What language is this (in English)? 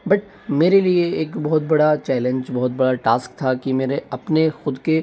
Hindi